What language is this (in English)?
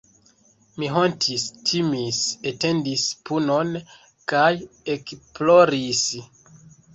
Esperanto